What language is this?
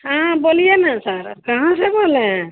Hindi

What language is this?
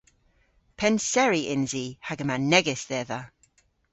Cornish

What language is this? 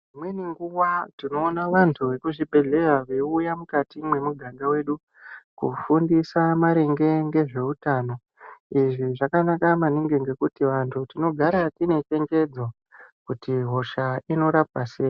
Ndau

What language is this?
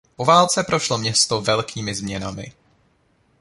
Czech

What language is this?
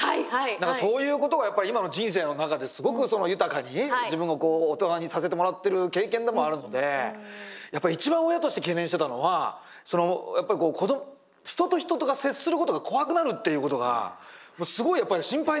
Japanese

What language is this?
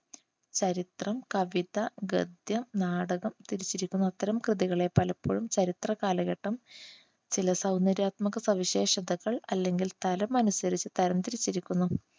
Malayalam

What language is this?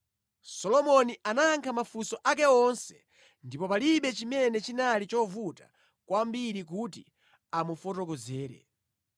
Nyanja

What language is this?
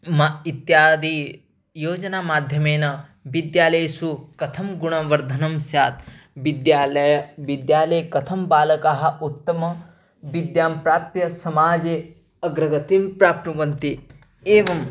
Sanskrit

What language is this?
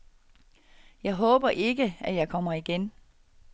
Danish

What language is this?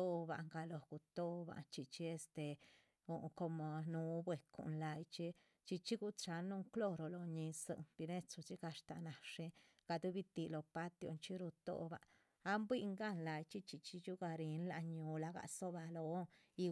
Chichicapan Zapotec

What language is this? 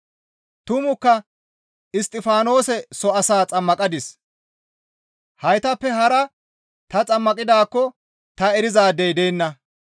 Gamo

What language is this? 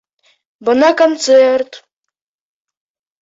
Bashkir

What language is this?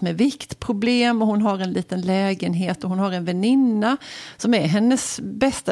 Swedish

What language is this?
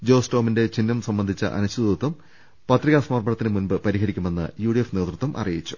Malayalam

